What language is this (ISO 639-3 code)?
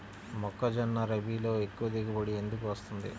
tel